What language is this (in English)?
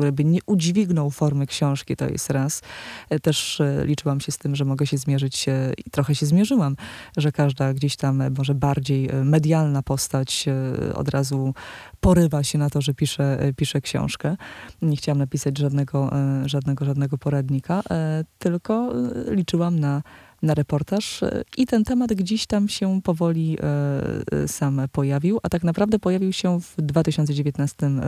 Polish